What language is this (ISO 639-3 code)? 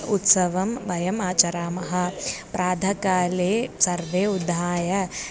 san